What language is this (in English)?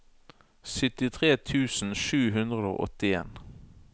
Norwegian